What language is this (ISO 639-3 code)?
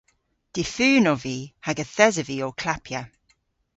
cor